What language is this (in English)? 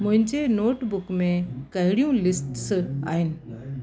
Sindhi